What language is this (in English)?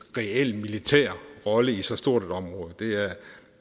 Danish